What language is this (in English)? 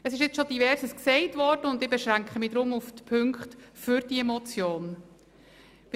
Swiss German